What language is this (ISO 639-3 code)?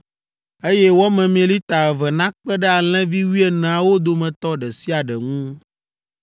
ewe